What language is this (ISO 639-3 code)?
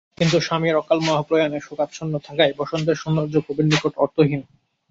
ben